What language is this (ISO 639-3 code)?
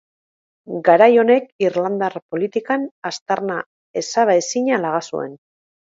eus